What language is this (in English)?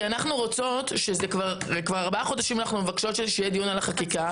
Hebrew